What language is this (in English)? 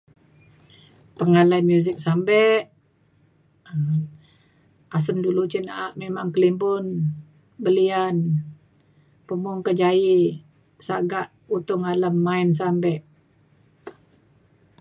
Mainstream Kenyah